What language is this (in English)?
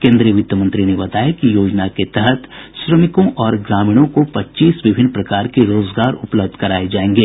Hindi